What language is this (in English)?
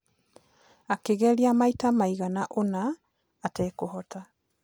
Kikuyu